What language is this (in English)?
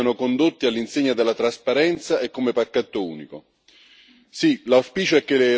Italian